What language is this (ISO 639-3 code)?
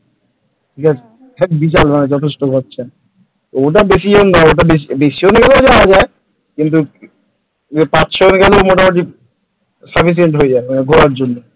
ben